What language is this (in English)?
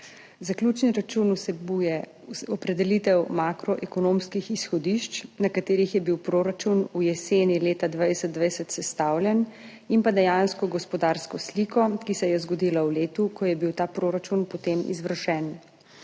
Slovenian